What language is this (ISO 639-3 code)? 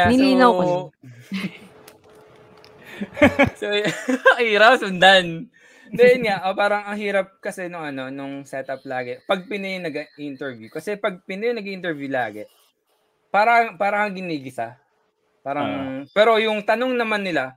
fil